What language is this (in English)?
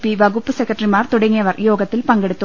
Malayalam